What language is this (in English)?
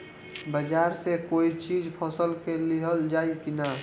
Bhojpuri